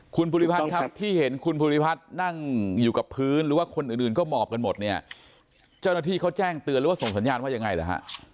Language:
Thai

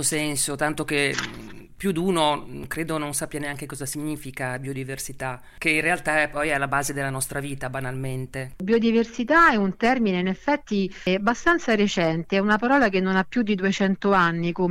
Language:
Italian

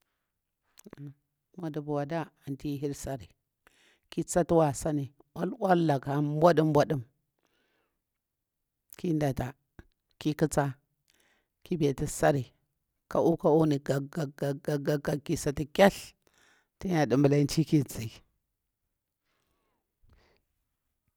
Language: Bura-Pabir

